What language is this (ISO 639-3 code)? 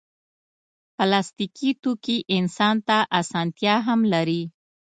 pus